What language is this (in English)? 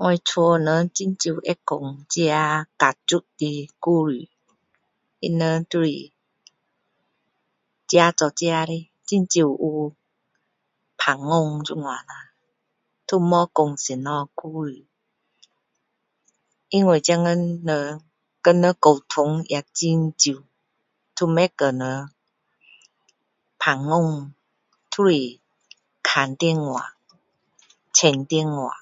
Min Dong Chinese